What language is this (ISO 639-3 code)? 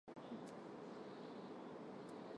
hye